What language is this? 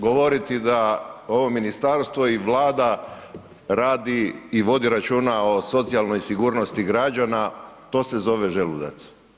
Croatian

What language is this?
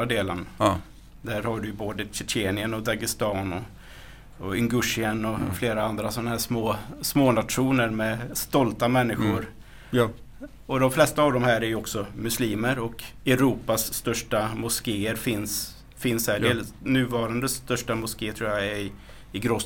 Swedish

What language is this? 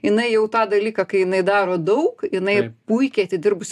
Lithuanian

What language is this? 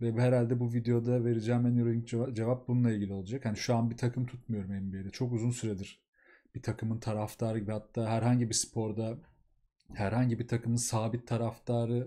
Turkish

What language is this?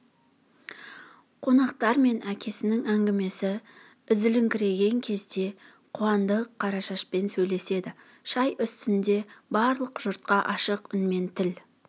Kazakh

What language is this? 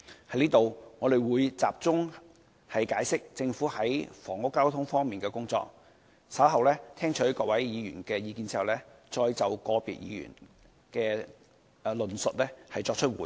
Cantonese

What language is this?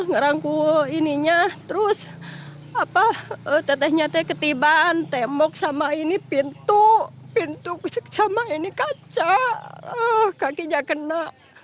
Indonesian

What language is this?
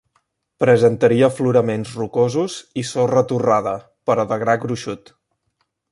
Catalan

